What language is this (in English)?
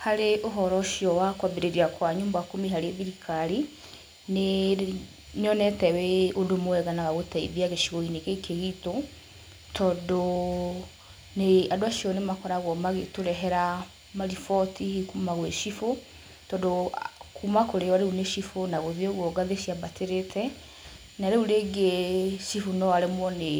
Kikuyu